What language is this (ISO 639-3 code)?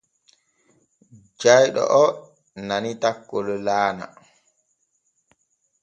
fue